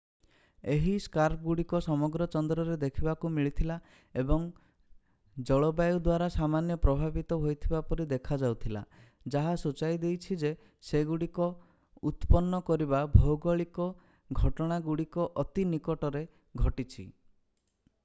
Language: Odia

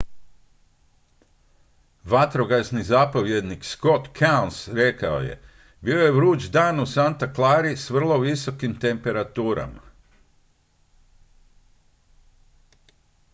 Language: Croatian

